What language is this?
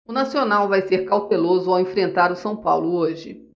Portuguese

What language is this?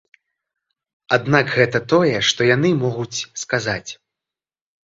Belarusian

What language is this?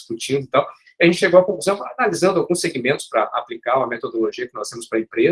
Portuguese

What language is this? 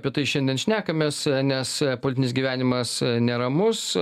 Lithuanian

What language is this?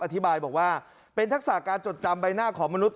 Thai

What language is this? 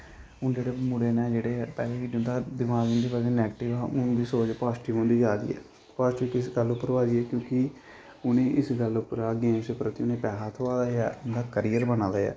Dogri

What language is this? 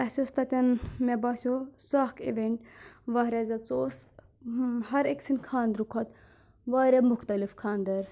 Kashmiri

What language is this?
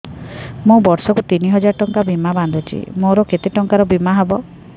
Odia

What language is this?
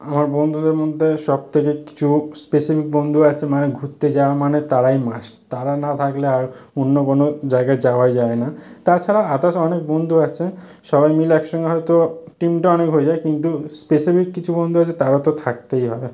Bangla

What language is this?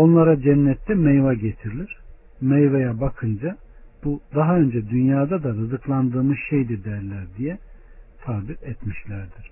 Turkish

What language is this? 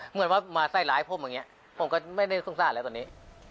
Thai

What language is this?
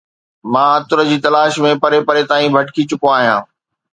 Sindhi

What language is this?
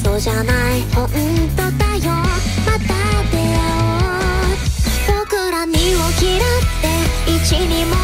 Japanese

